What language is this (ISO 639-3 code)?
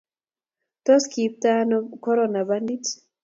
kln